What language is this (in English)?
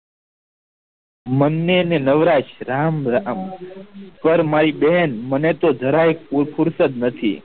Gujarati